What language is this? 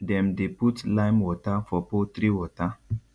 Nigerian Pidgin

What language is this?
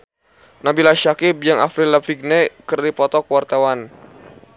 Sundanese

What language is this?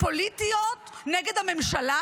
Hebrew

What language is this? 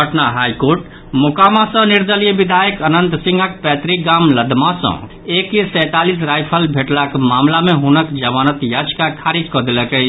Maithili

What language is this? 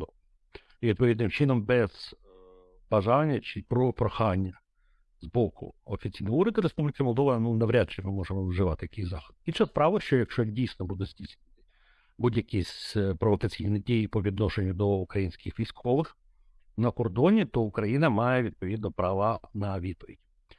Ukrainian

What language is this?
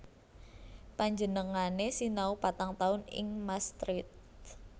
Javanese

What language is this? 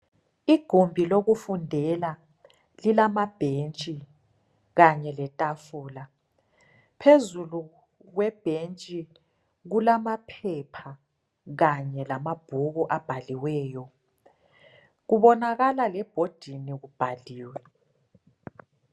North Ndebele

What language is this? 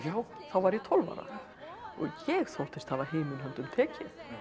Icelandic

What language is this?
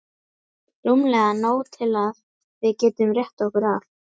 Icelandic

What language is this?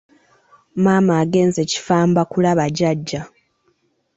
Ganda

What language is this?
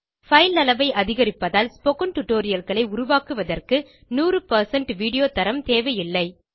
Tamil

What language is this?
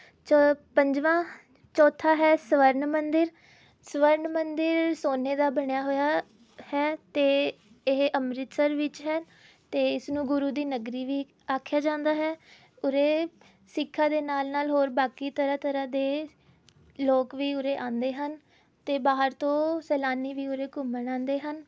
Punjabi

